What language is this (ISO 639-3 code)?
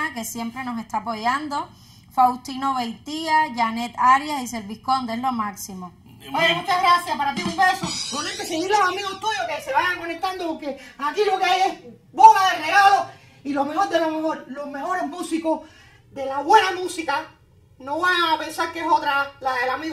spa